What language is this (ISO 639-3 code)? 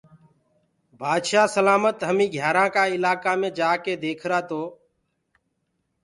ggg